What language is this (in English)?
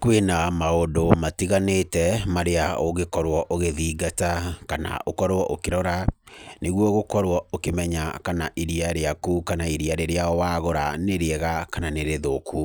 Kikuyu